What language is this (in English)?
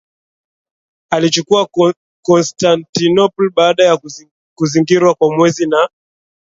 Swahili